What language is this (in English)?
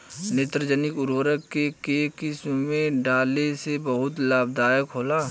Bhojpuri